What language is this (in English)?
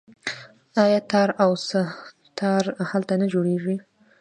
Pashto